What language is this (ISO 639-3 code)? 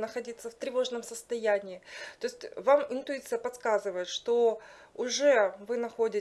rus